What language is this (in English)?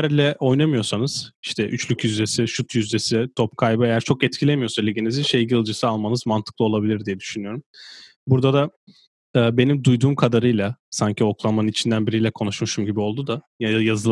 Turkish